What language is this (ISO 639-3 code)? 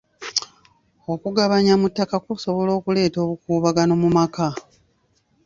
lug